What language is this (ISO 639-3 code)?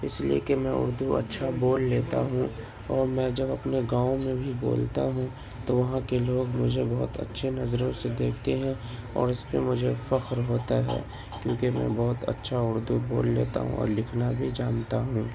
urd